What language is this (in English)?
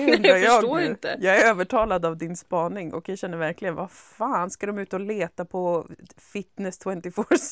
Swedish